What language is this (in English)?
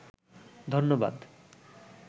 Bangla